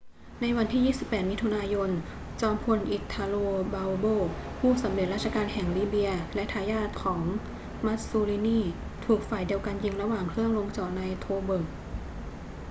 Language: Thai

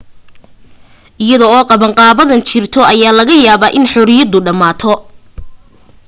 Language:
Somali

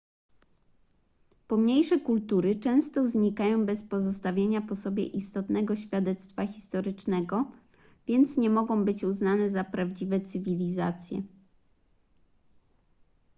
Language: Polish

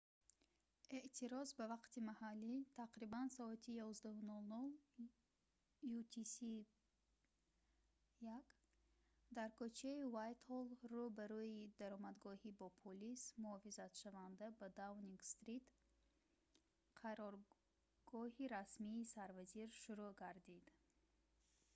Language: Tajik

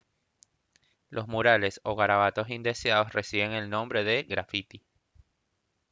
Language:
Spanish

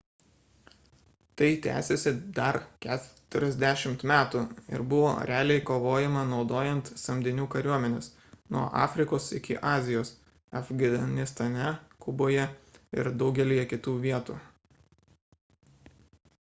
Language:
Lithuanian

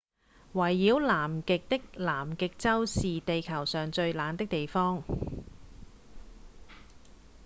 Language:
Cantonese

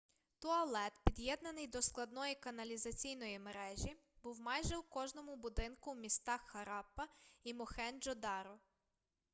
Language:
Ukrainian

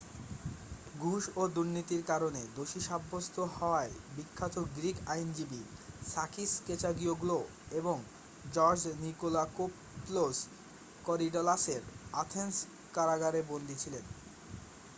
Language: Bangla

